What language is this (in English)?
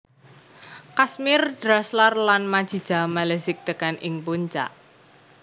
Javanese